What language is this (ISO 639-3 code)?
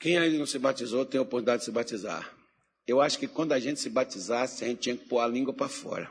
por